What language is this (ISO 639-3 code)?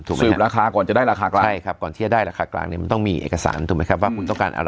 tha